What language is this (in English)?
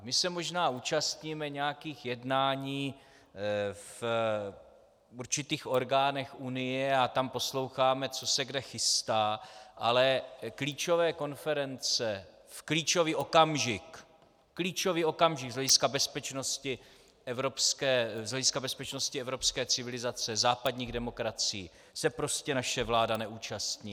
Czech